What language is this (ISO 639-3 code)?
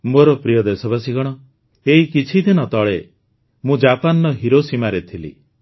ori